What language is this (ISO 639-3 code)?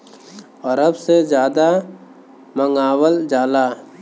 bho